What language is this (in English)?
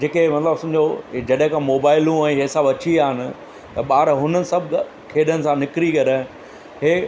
Sindhi